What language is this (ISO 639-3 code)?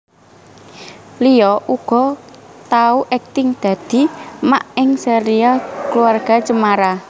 jav